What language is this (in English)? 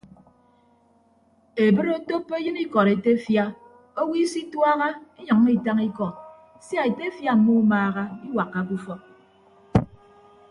Ibibio